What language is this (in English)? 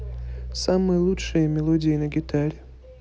Russian